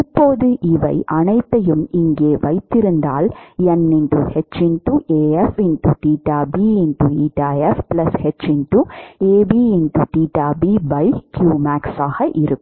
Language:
Tamil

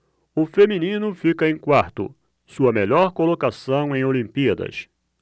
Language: Portuguese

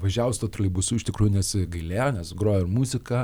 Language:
Lithuanian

